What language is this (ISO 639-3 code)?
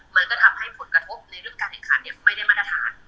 tha